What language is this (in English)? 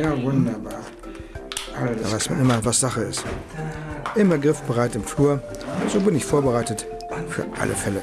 German